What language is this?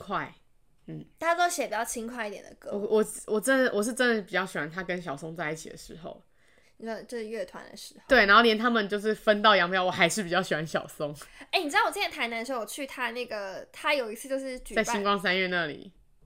Chinese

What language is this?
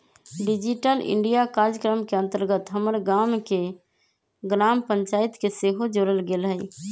Magahi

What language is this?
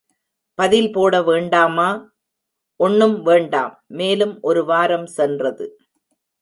Tamil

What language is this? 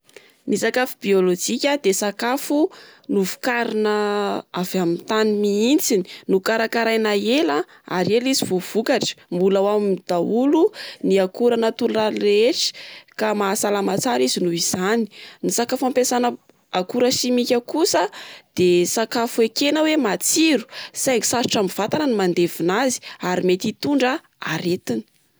Malagasy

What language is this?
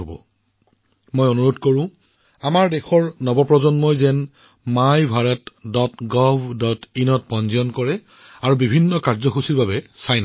Assamese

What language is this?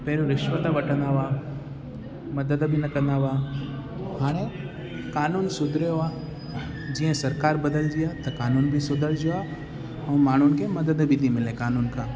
Sindhi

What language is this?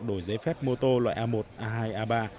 Vietnamese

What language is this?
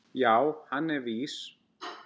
Icelandic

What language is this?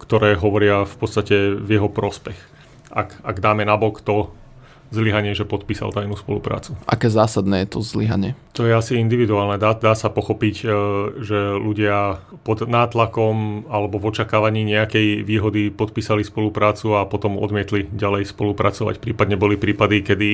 Slovak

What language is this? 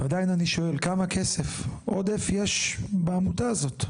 Hebrew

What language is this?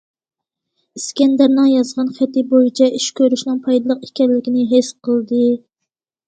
Uyghur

